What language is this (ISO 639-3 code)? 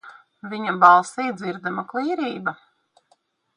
lav